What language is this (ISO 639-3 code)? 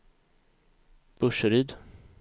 swe